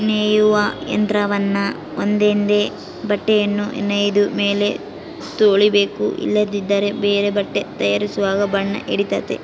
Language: Kannada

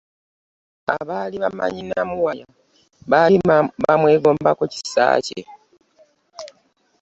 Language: Ganda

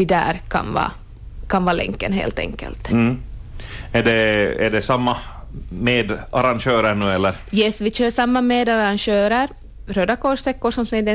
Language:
Swedish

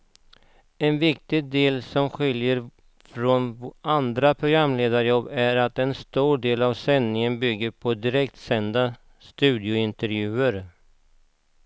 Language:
Swedish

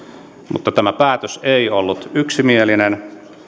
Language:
Finnish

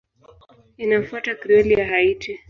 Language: Swahili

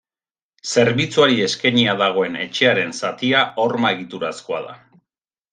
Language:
Basque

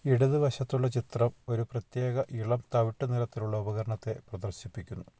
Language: Malayalam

